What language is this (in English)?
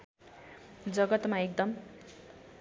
Nepali